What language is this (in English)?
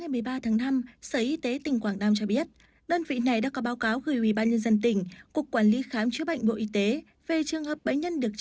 Vietnamese